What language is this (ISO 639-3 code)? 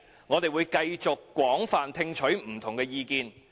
yue